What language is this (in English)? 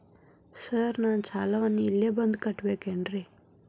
Kannada